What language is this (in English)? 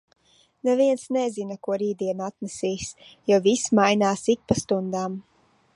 Latvian